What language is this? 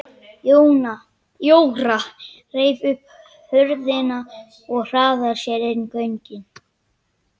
Icelandic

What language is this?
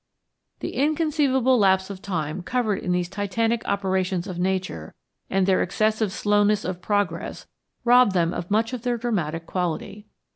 English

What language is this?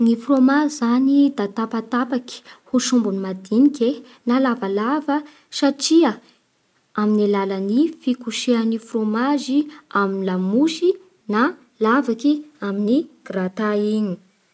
Bara Malagasy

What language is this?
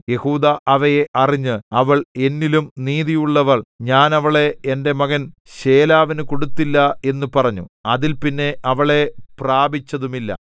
Malayalam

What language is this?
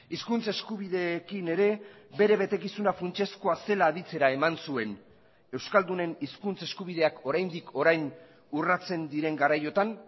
Basque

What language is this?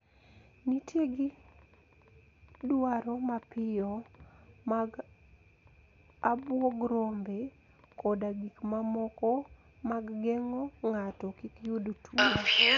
Luo (Kenya and Tanzania)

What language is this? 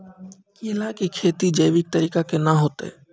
Maithili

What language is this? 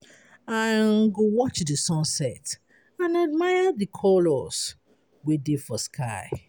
Nigerian Pidgin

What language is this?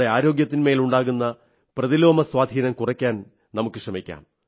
Malayalam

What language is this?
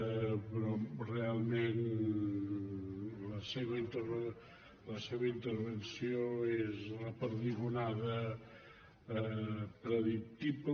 Catalan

